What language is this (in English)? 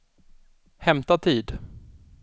Swedish